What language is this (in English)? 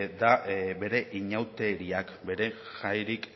Basque